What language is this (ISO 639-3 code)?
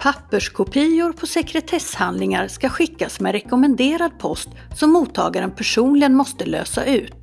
swe